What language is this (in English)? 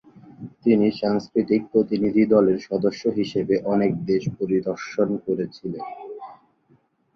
Bangla